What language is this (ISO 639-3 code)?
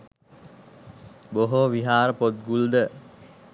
sin